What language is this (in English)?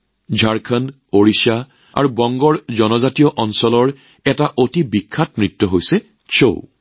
Assamese